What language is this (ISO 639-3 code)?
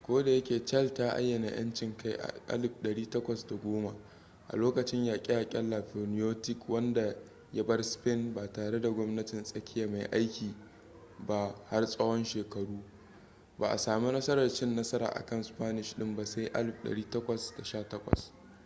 hau